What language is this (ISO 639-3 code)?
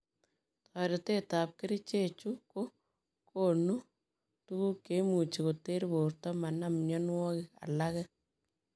kln